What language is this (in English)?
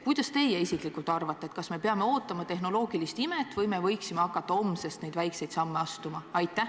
Estonian